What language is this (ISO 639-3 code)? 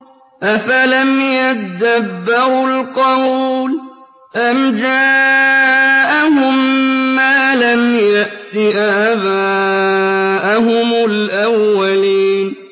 ara